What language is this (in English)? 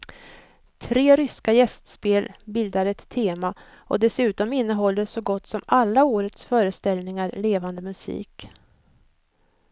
Swedish